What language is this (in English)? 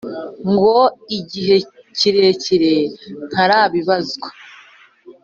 Kinyarwanda